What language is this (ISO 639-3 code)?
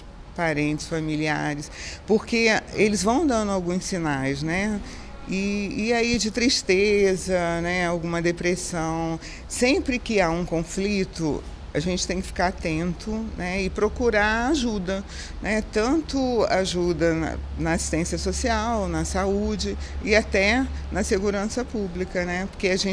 por